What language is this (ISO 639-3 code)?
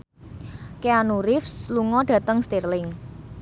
jav